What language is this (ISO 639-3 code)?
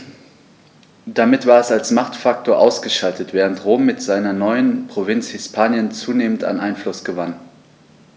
deu